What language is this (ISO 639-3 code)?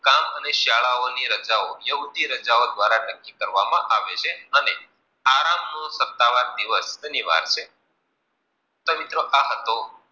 guj